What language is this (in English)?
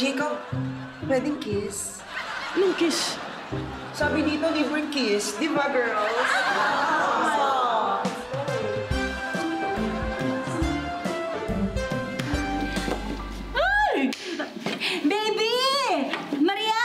Filipino